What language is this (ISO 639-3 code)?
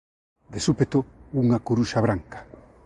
glg